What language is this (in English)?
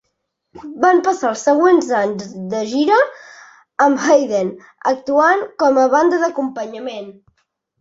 Catalan